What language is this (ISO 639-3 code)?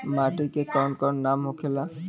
bho